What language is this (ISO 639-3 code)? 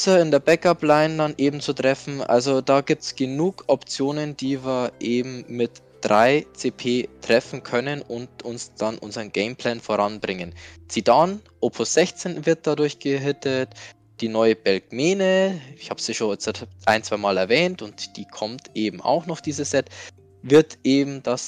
deu